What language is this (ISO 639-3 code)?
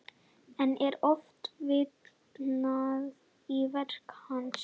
isl